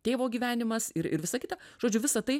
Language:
Lithuanian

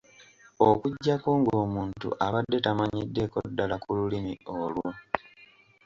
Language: Ganda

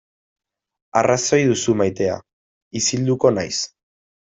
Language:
Basque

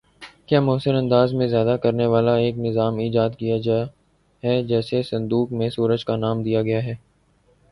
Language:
Urdu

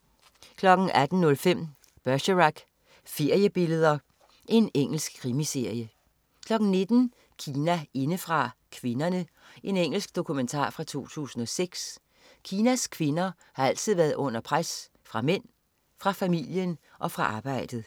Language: Danish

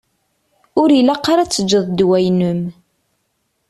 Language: Kabyle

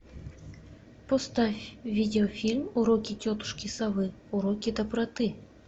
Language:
Russian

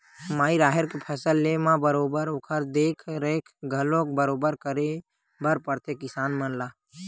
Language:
Chhattisgarhi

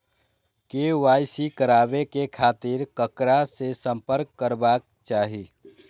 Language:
Maithili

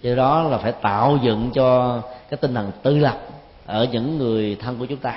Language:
Vietnamese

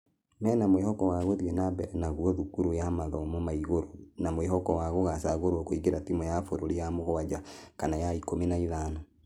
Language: Kikuyu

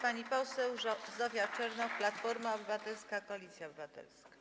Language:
Polish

